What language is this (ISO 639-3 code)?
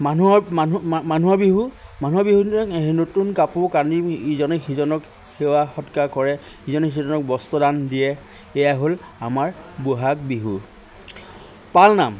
asm